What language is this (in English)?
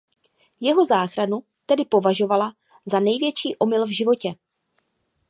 Czech